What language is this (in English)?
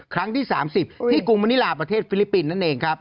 Thai